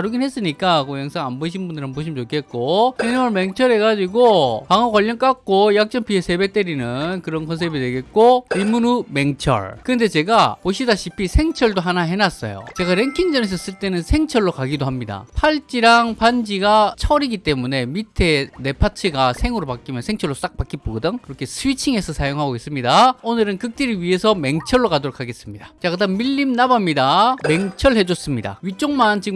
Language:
Korean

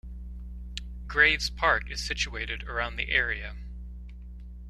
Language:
English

